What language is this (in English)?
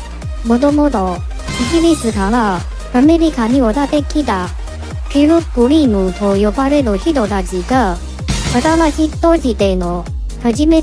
Japanese